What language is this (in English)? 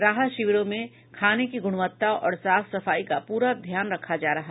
Hindi